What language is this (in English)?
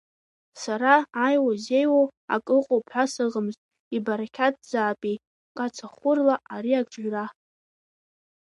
Abkhazian